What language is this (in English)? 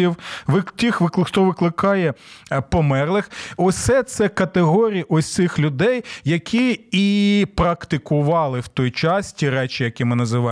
Ukrainian